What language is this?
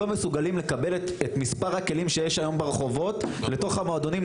Hebrew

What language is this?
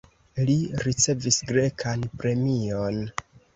Esperanto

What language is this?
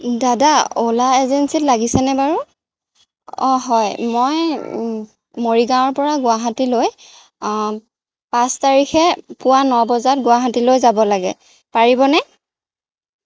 Assamese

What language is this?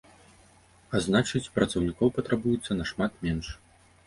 Belarusian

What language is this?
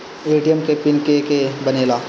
Bhojpuri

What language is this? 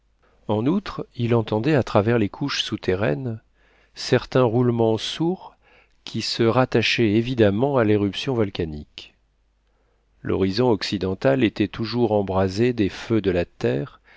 French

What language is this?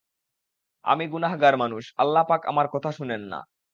Bangla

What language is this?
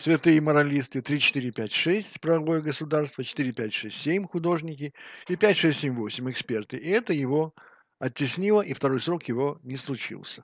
Russian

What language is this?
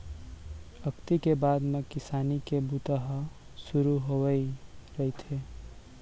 Chhattisgarhi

